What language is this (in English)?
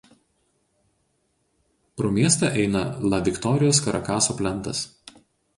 Lithuanian